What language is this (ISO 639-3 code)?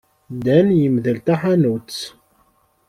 kab